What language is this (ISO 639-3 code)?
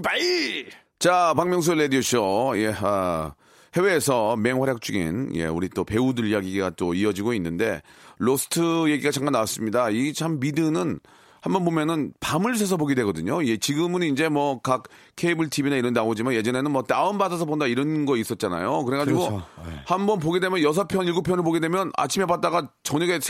kor